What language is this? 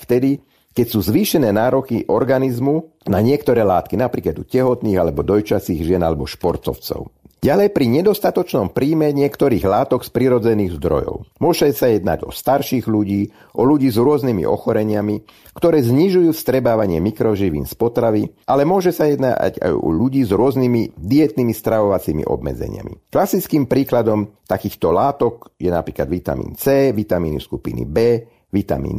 Slovak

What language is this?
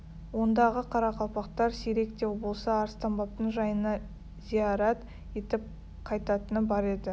Kazakh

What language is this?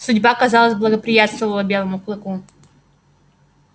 Russian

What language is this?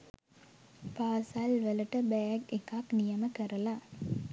Sinhala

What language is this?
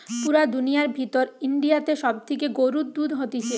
Bangla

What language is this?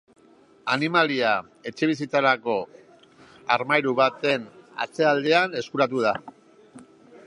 Basque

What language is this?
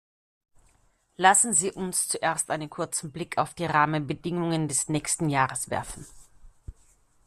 German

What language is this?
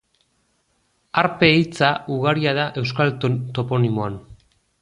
Basque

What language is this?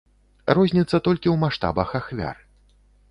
Belarusian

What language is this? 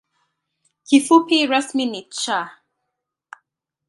Swahili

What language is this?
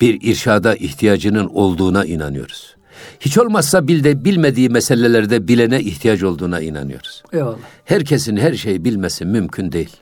Turkish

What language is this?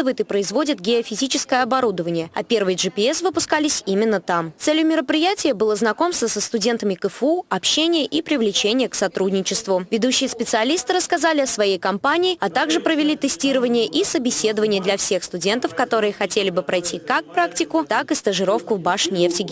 Russian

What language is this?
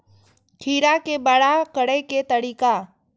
Maithili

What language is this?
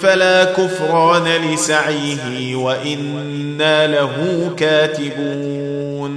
Arabic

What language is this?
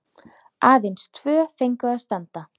Icelandic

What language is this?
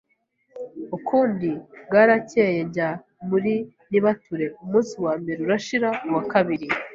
Kinyarwanda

